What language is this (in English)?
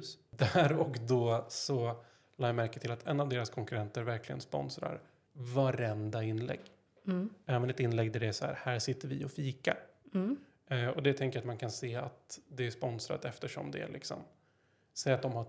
Swedish